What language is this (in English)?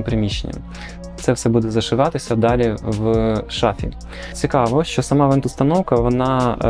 Ukrainian